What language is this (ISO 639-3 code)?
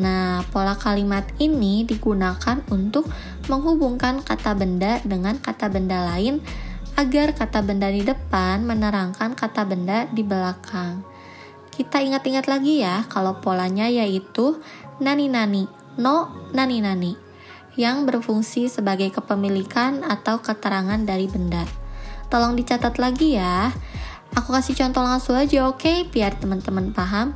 ind